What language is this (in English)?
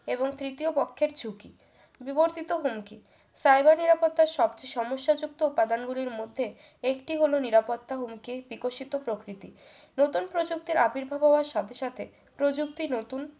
Bangla